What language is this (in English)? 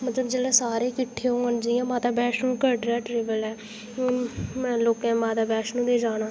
Dogri